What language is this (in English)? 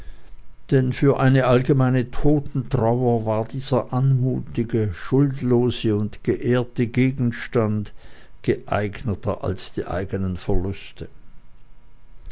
German